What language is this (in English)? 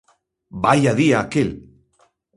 Galician